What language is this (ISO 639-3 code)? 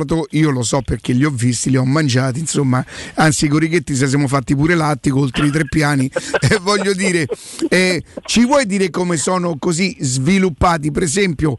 ita